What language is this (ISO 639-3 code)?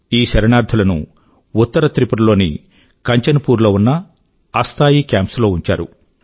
tel